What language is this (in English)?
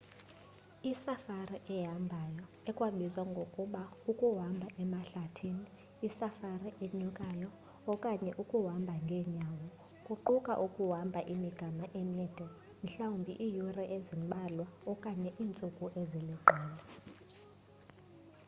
Xhosa